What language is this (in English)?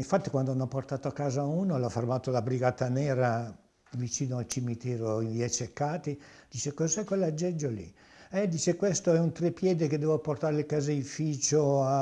Italian